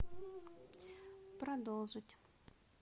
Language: Russian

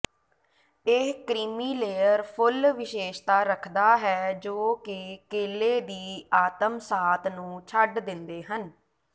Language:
Punjabi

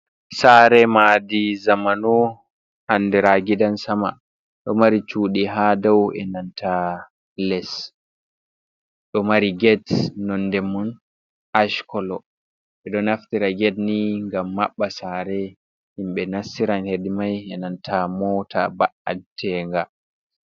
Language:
Fula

